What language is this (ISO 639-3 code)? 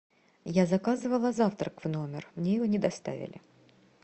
rus